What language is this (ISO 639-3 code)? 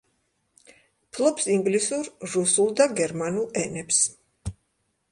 kat